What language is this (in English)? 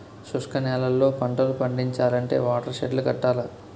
Telugu